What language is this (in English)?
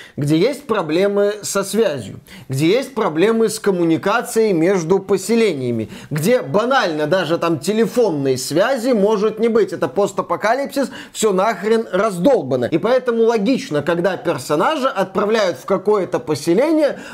Russian